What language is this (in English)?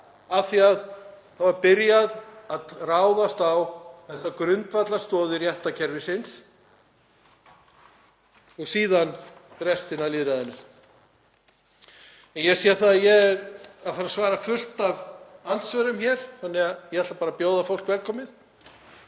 Icelandic